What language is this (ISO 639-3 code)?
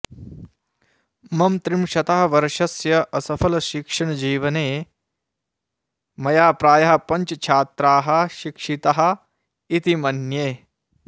san